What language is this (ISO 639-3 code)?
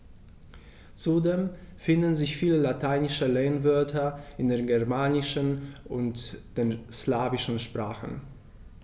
deu